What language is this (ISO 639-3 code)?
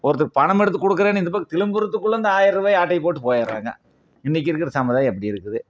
tam